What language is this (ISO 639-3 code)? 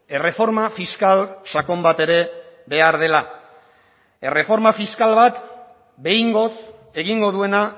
eus